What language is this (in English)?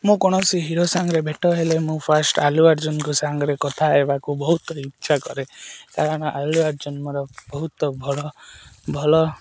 Odia